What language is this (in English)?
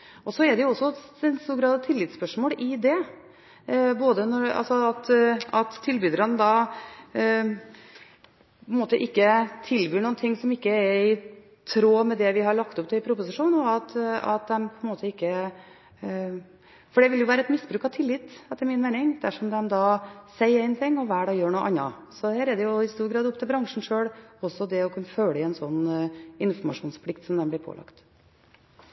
Norwegian Bokmål